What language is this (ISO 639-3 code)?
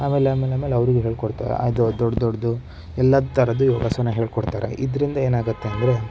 kan